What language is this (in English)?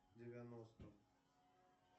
Russian